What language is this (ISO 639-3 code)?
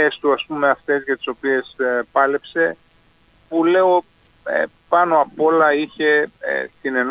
ell